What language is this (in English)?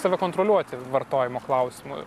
Lithuanian